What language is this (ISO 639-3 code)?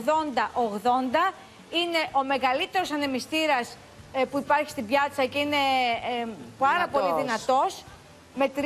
ell